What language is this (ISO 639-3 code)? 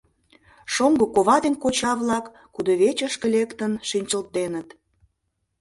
chm